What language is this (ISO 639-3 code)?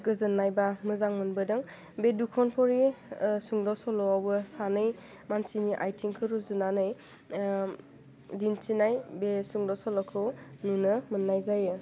brx